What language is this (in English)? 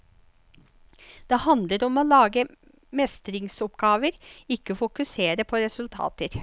Norwegian